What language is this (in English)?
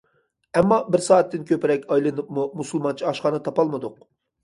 Uyghur